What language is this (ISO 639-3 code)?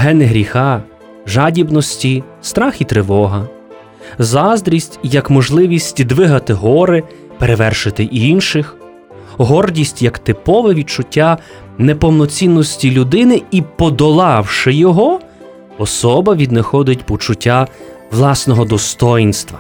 ukr